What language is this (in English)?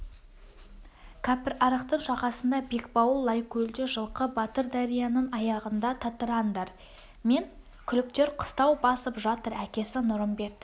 Kazakh